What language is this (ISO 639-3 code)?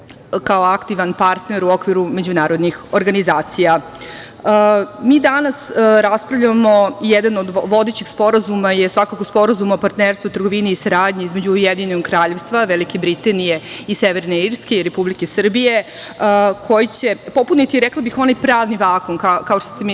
srp